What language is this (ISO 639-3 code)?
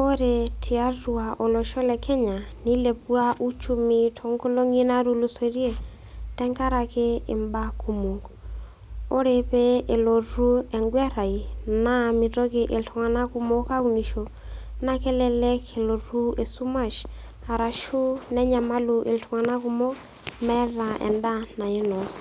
mas